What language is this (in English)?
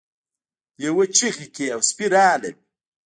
Pashto